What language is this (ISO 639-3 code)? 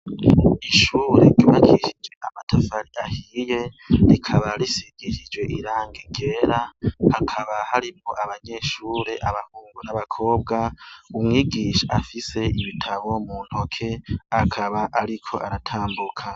run